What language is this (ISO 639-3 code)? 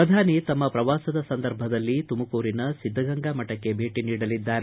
kan